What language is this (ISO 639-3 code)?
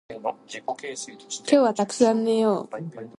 jpn